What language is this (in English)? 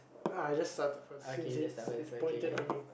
English